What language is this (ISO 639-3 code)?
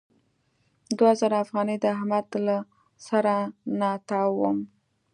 pus